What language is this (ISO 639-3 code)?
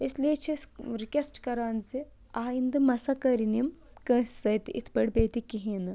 kas